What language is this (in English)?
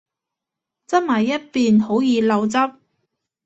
Cantonese